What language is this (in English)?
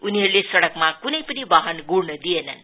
Nepali